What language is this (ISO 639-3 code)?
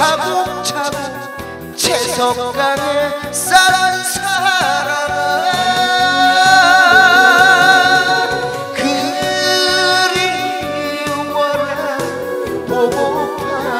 hin